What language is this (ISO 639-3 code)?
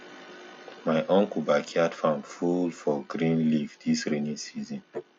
pcm